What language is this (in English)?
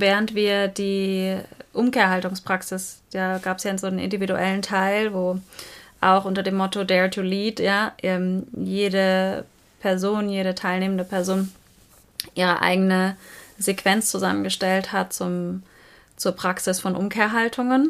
German